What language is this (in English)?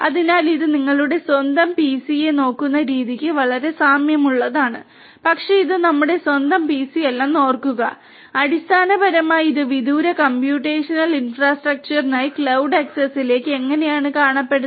Malayalam